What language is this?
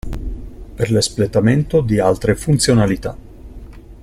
Italian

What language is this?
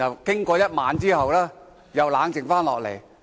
Cantonese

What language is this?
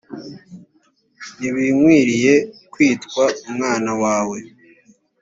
Kinyarwanda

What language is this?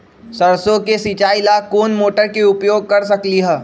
Magahi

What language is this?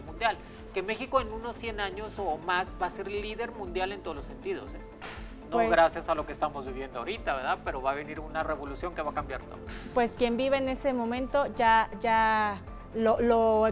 Spanish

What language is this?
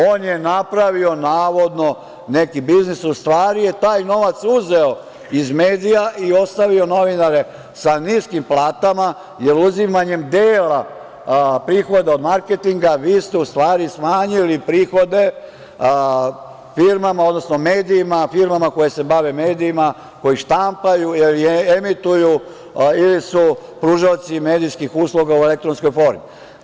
Serbian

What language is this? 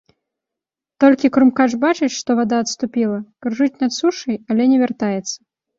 Belarusian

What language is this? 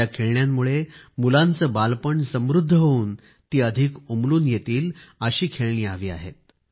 Marathi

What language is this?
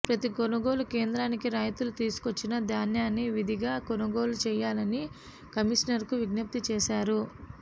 Telugu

